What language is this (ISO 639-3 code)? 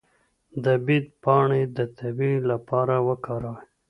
pus